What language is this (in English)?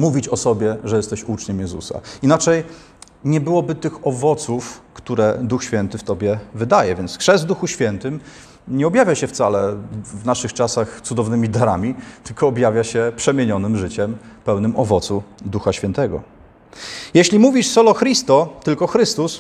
Polish